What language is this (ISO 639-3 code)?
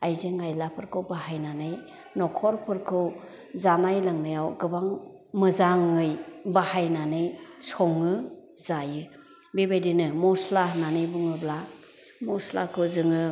brx